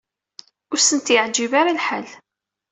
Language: Kabyle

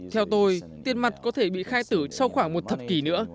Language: Vietnamese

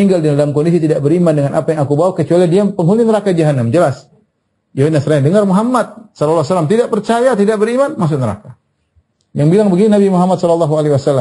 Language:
Indonesian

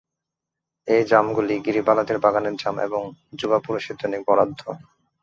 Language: Bangla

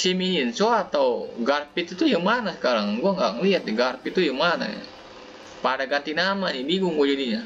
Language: Indonesian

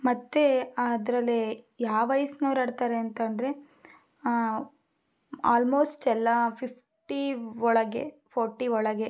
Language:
Kannada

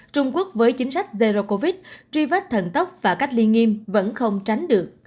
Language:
Vietnamese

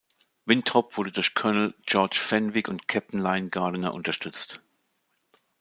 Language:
German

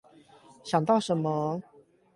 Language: Chinese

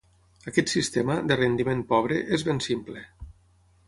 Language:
Catalan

